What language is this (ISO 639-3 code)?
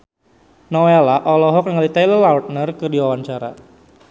sun